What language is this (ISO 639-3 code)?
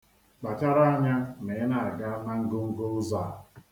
ibo